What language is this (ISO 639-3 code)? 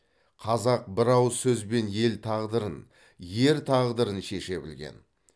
kaz